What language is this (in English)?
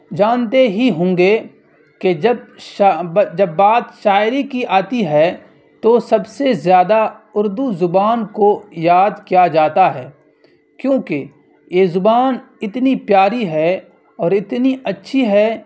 Urdu